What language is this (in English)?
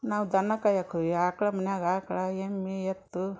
Kannada